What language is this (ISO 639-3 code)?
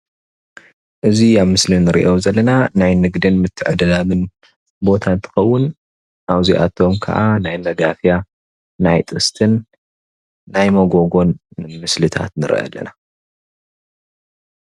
tir